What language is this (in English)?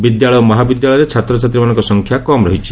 Odia